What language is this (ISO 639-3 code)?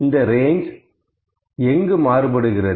tam